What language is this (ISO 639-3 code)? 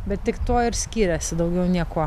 lit